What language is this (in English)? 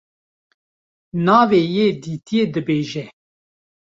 Kurdish